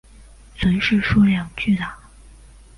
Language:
Chinese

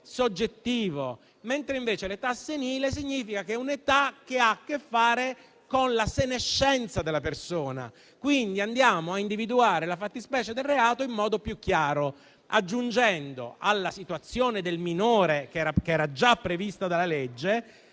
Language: Italian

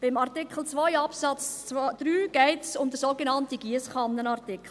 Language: Swiss German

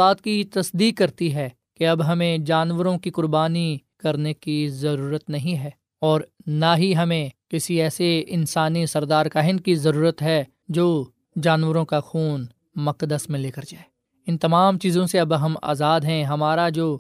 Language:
Urdu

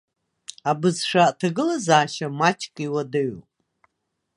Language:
Abkhazian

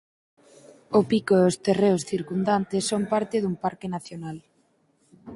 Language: Galician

